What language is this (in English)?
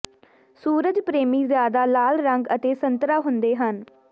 Punjabi